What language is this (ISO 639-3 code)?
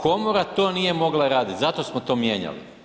hrv